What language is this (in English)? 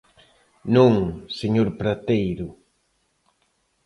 Galician